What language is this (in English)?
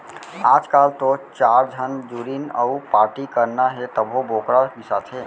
Chhattisgarhi